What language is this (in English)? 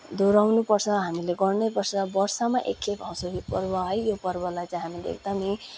Nepali